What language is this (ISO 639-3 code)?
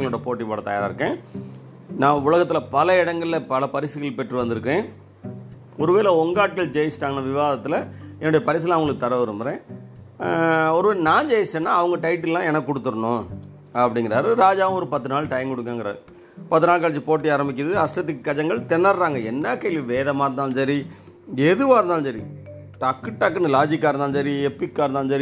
tam